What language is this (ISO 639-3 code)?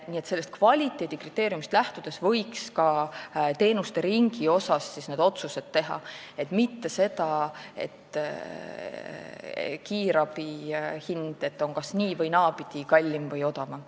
est